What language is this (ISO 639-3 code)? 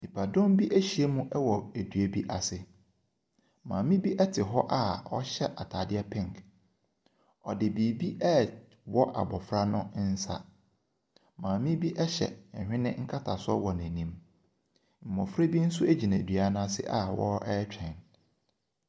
aka